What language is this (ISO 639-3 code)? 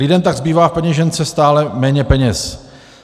ces